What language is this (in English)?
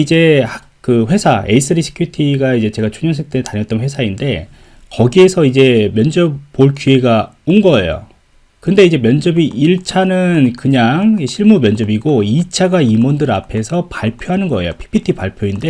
Korean